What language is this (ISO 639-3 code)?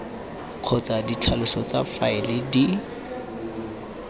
tsn